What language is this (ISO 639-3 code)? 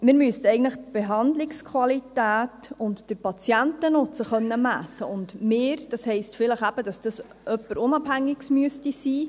gsw